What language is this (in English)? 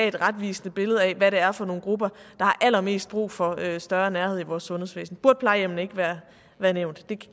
Danish